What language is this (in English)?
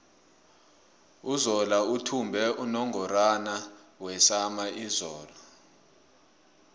South Ndebele